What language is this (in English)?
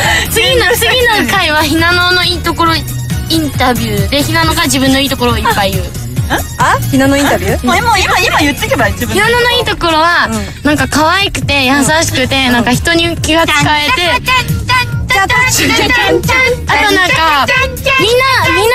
Japanese